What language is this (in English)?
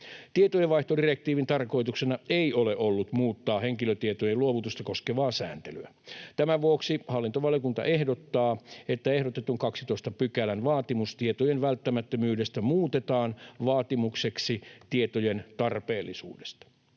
Finnish